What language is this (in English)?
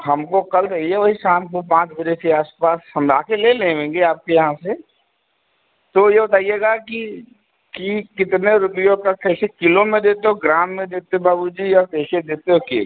Hindi